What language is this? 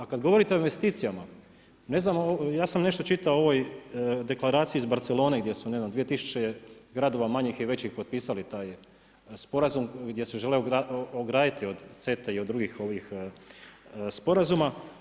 Croatian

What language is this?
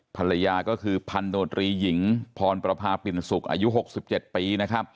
Thai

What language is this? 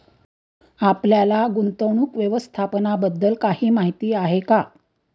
Marathi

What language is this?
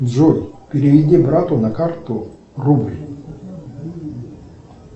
Russian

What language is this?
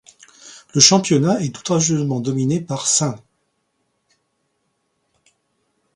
French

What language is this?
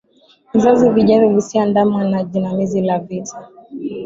Swahili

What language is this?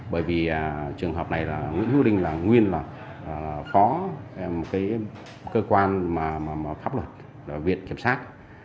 Vietnamese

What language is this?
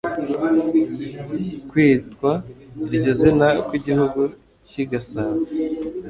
Kinyarwanda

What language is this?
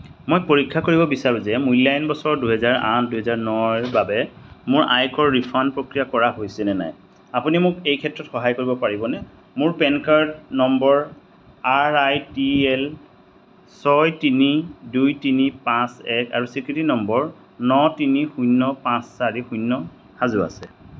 Assamese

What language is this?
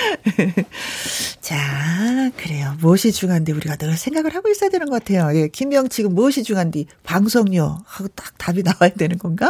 Korean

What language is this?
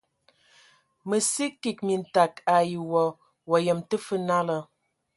Ewondo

